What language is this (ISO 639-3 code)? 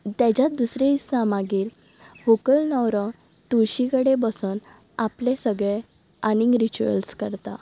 kok